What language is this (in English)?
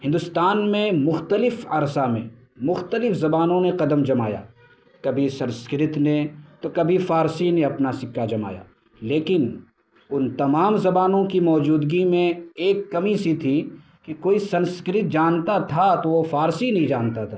Urdu